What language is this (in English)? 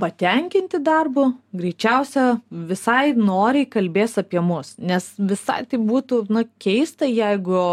Lithuanian